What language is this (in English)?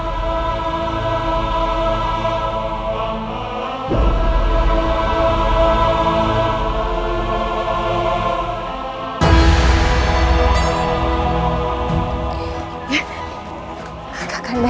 Indonesian